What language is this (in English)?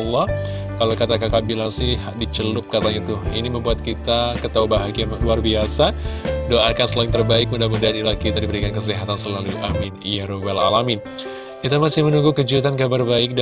Indonesian